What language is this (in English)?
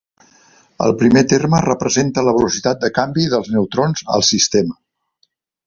Catalan